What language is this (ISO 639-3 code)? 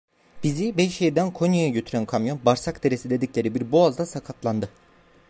tur